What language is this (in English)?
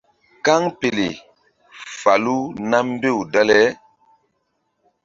Mbum